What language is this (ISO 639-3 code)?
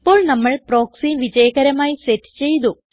mal